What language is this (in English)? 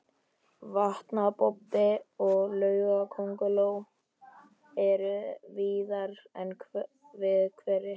Icelandic